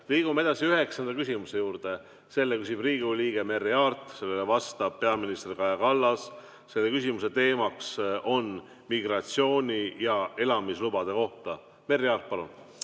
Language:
Estonian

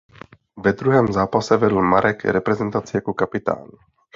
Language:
Czech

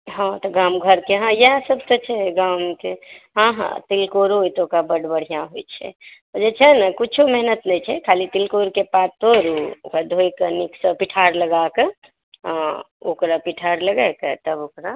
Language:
Maithili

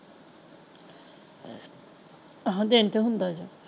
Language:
Punjabi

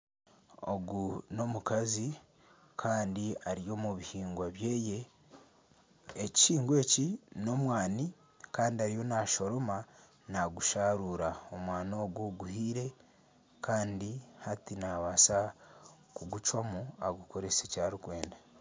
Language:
Nyankole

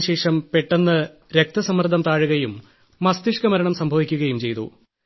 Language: Malayalam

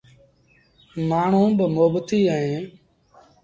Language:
Sindhi Bhil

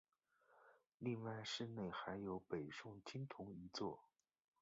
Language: Chinese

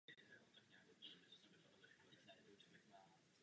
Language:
Czech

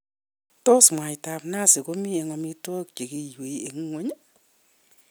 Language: Kalenjin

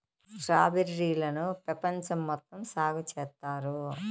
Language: Telugu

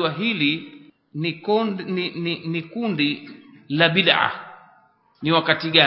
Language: Swahili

